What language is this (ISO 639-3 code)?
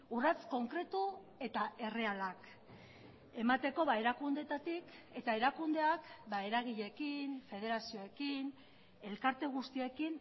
eus